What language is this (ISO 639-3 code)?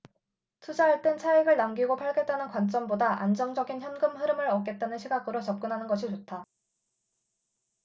kor